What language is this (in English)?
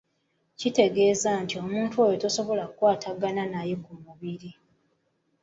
Ganda